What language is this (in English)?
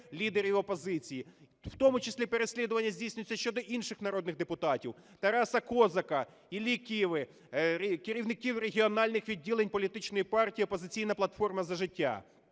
Ukrainian